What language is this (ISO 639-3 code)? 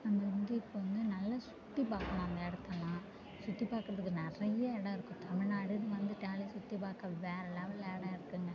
tam